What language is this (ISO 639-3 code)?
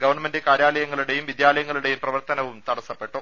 mal